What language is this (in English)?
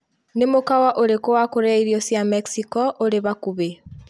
Kikuyu